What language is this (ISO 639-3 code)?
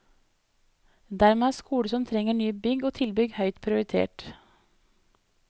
nor